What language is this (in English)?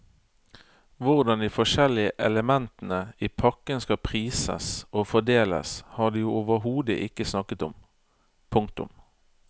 Norwegian